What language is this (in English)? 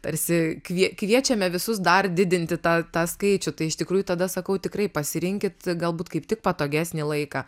Lithuanian